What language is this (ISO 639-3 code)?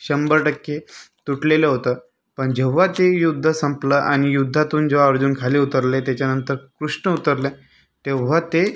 mar